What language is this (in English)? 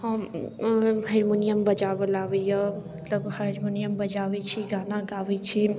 Maithili